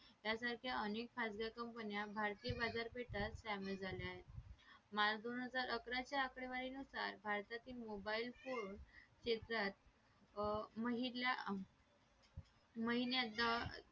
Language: Marathi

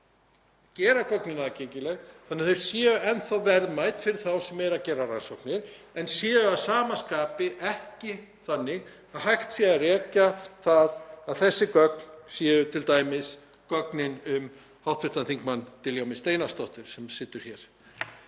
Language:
Icelandic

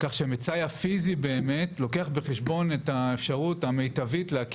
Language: Hebrew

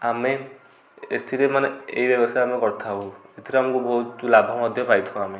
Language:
Odia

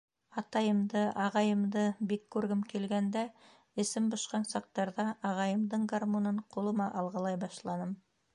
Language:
Bashkir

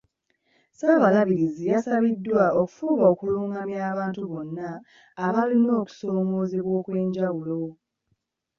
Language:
Ganda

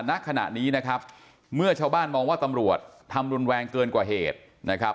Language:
Thai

